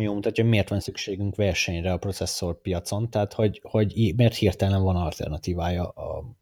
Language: Hungarian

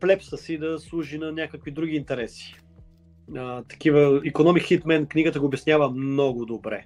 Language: Bulgarian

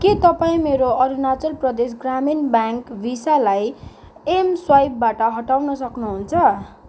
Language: Nepali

